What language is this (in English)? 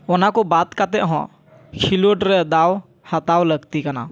Santali